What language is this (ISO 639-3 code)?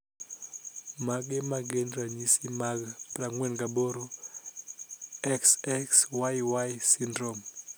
luo